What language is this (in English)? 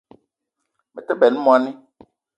Eton (Cameroon)